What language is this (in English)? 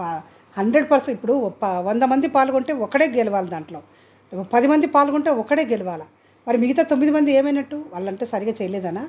Telugu